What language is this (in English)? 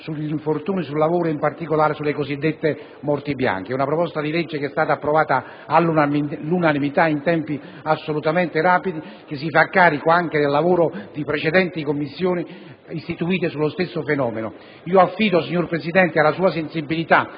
Italian